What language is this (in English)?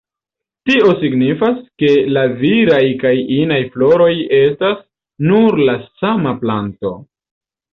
Esperanto